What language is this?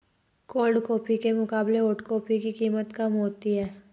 Hindi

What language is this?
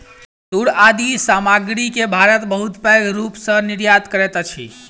Maithili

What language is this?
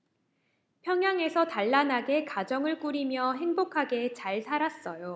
Korean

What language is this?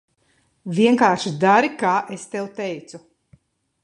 Latvian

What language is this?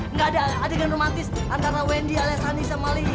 Indonesian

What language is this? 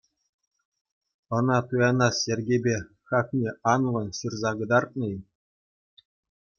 Chuvash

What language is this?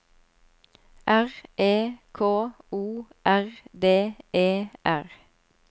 Norwegian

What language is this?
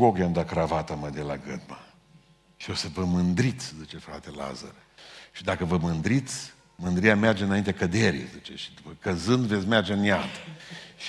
Romanian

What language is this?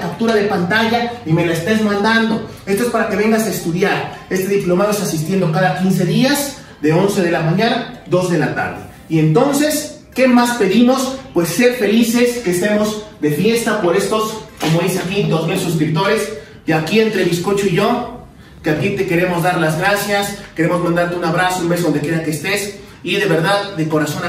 Spanish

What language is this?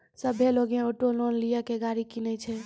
Maithili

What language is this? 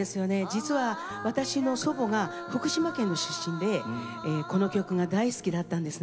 Japanese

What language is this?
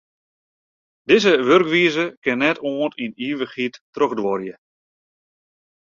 Western Frisian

